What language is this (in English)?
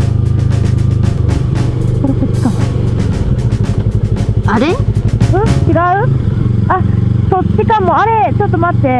Japanese